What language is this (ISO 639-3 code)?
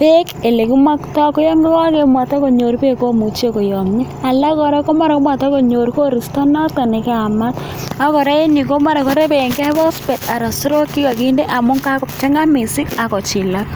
kln